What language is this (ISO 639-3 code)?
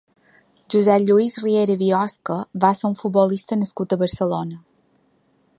cat